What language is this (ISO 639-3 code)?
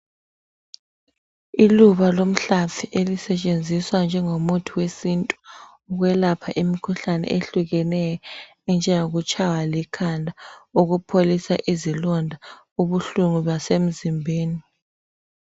nde